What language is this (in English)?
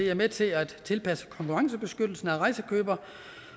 Danish